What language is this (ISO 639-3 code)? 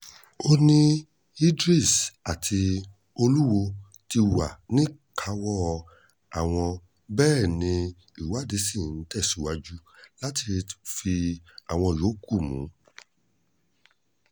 yor